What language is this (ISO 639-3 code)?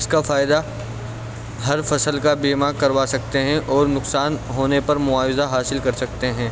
urd